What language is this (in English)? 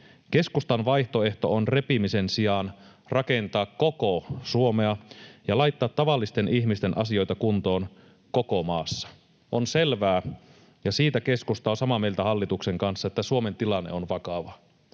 Finnish